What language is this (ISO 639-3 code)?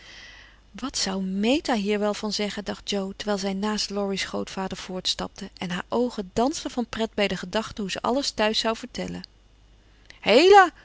nld